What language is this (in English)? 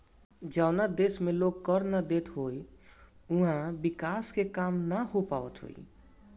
Bhojpuri